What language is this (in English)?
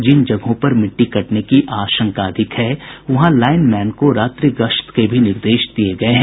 Hindi